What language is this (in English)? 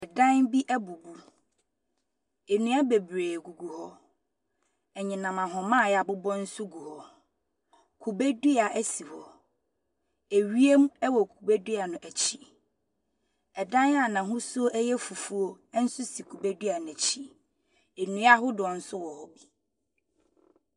Akan